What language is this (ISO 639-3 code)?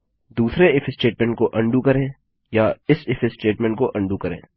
hin